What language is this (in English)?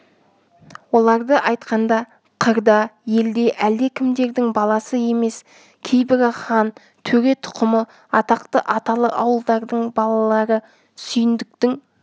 Kazakh